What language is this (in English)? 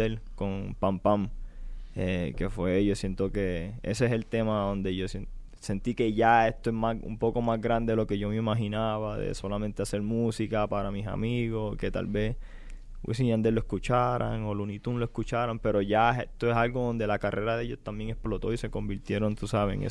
Spanish